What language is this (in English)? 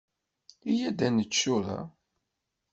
Kabyle